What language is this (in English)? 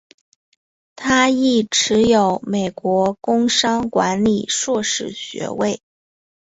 Chinese